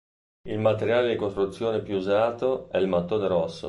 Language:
Italian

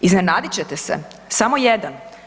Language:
Croatian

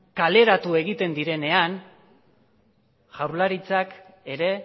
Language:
Basque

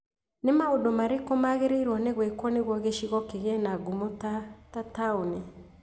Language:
Kikuyu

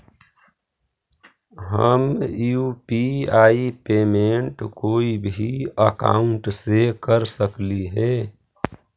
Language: Magahi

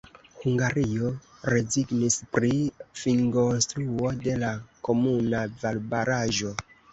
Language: Esperanto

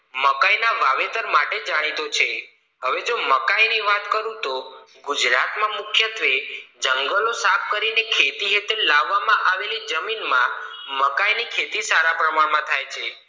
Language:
Gujarati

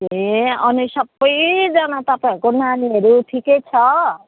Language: Nepali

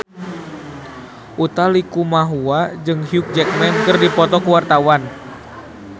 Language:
Sundanese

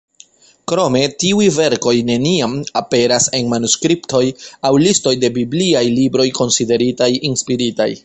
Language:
Esperanto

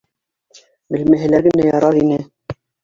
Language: Bashkir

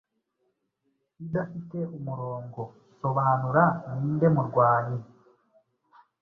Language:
Kinyarwanda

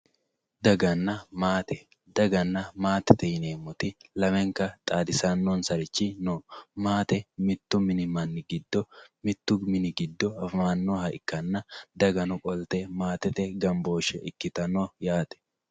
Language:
Sidamo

